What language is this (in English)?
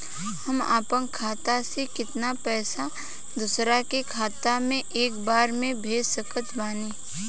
Bhojpuri